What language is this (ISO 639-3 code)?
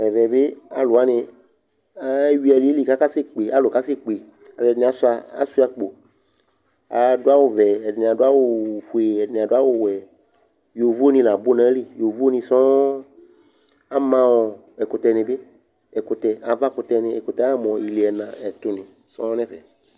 kpo